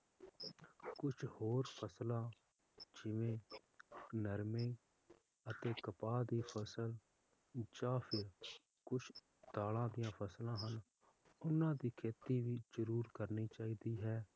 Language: Punjabi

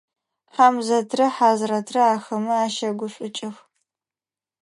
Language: Adyghe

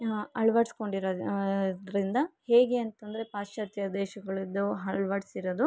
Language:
Kannada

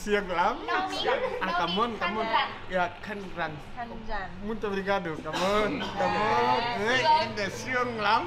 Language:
Vietnamese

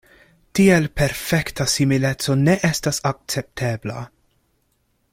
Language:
Esperanto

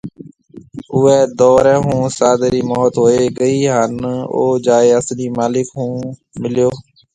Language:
Marwari (Pakistan)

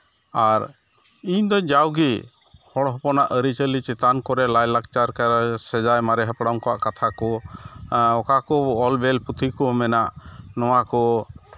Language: Santali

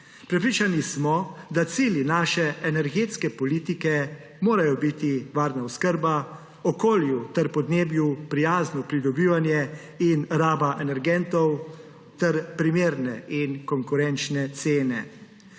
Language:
Slovenian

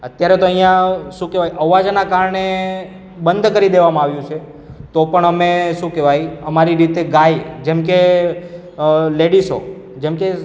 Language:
Gujarati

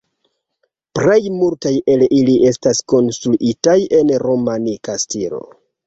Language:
Esperanto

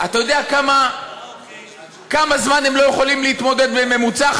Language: Hebrew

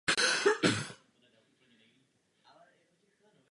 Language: Czech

